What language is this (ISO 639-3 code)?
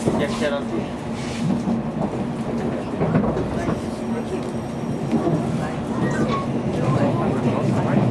jpn